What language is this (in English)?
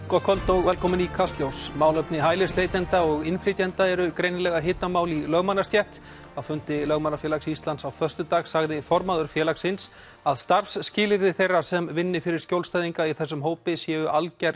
Icelandic